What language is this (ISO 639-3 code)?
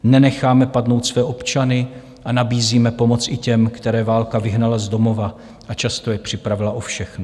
ces